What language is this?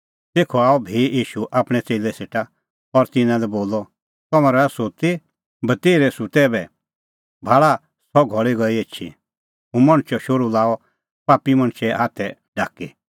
Kullu Pahari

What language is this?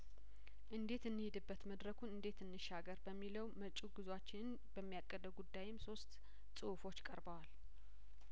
Amharic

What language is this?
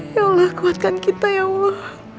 Indonesian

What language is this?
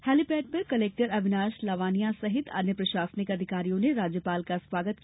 Hindi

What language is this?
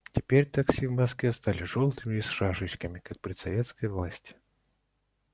Russian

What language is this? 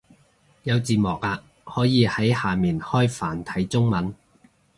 Cantonese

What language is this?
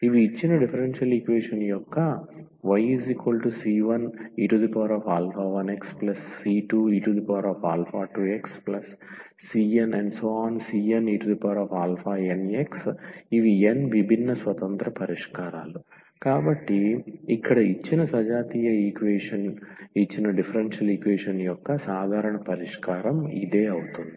Telugu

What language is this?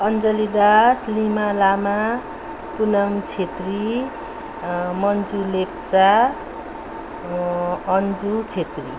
Nepali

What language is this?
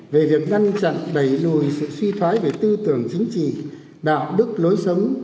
Vietnamese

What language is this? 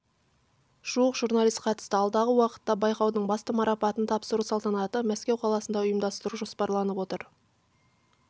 Kazakh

